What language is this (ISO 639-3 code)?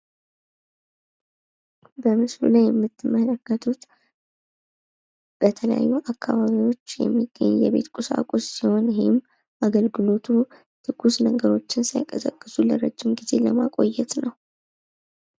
amh